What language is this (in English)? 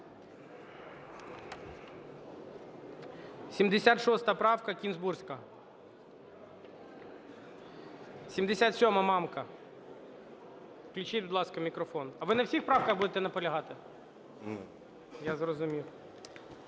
Ukrainian